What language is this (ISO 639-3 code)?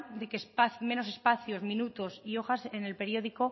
spa